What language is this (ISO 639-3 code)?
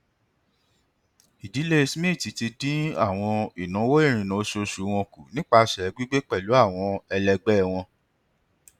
yor